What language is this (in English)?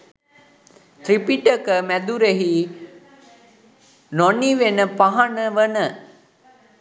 Sinhala